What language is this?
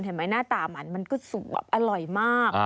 Thai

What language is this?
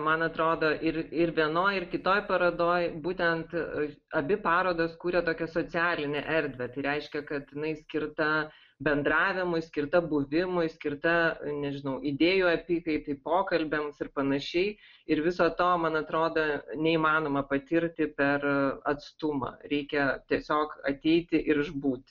Lithuanian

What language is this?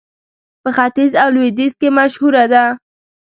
Pashto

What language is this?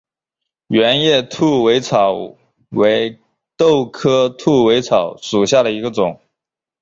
Chinese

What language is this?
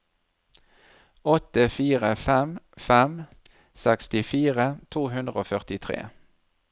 Norwegian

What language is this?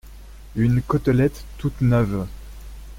French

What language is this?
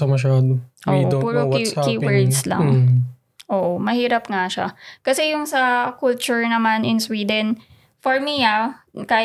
Filipino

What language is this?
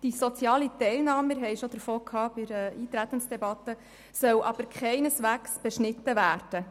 Swiss German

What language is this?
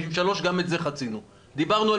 Hebrew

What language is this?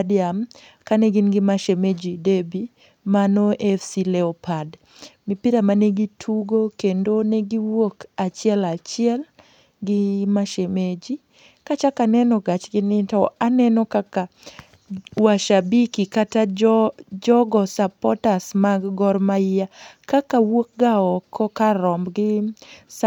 Luo (Kenya and Tanzania)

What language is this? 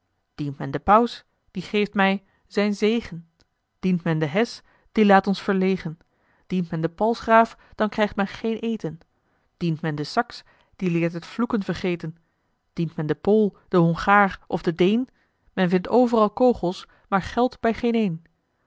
Dutch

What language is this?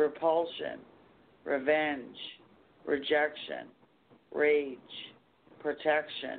English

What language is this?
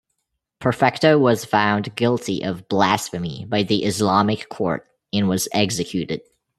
English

